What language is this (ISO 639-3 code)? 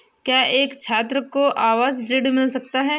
hin